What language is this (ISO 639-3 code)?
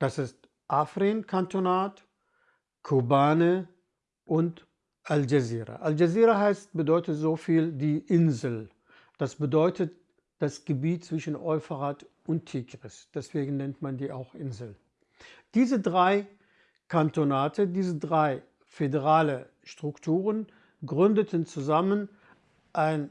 deu